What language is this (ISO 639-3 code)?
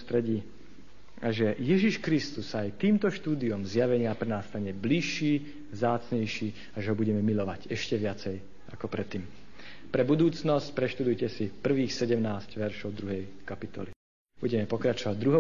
slk